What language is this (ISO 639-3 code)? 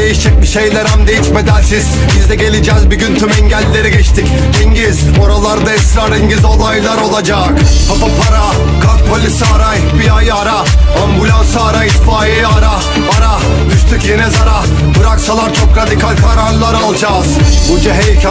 tur